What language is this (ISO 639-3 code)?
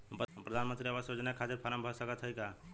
bho